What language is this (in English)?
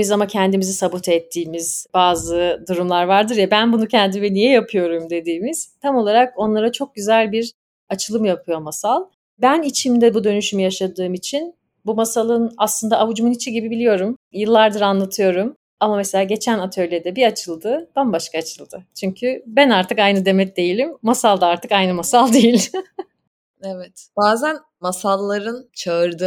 Turkish